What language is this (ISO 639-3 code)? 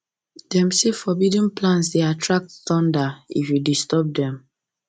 pcm